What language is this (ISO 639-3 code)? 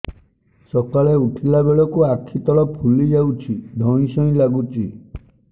ori